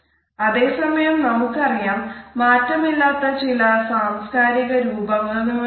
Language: Malayalam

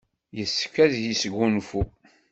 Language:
Kabyle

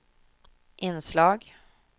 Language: Swedish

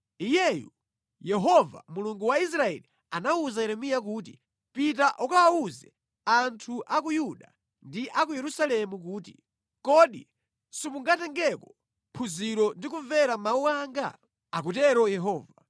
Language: Nyanja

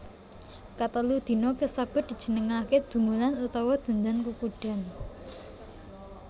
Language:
Javanese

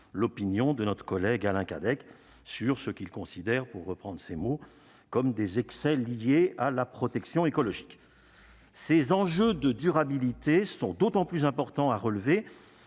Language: French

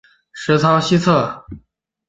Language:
Chinese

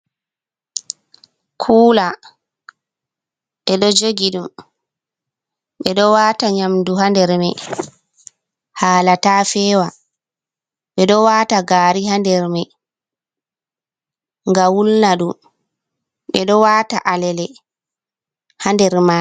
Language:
Fula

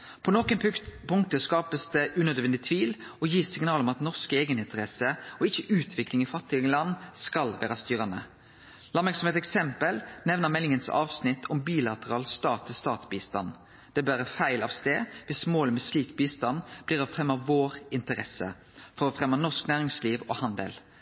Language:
Norwegian Nynorsk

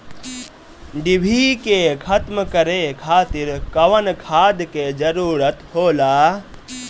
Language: Bhojpuri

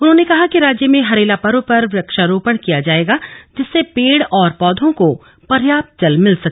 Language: Hindi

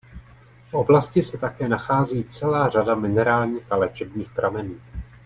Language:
Czech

